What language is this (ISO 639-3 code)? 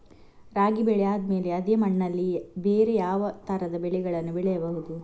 kan